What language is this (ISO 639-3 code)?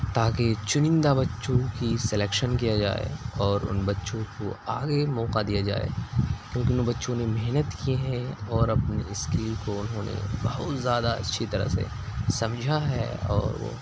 urd